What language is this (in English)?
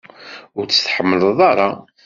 Kabyle